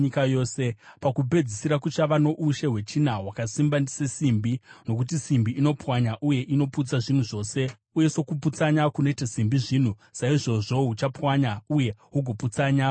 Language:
Shona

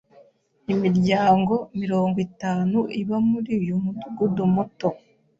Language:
Kinyarwanda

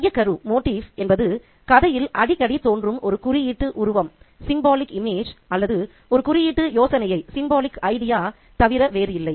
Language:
Tamil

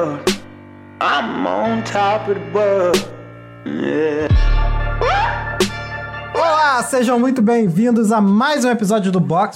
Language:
Portuguese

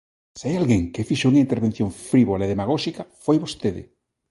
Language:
Galician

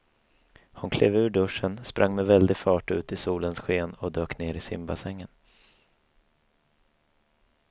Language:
Swedish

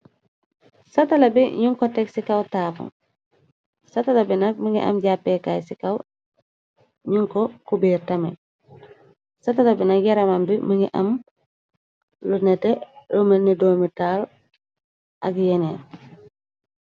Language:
Wolof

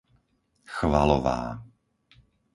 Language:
Slovak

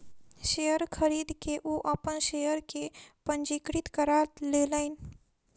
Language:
Maithili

